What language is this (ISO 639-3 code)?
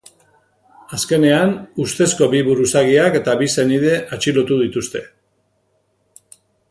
eus